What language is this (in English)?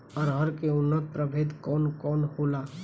Bhojpuri